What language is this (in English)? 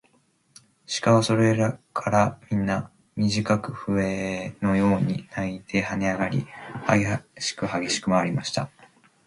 Japanese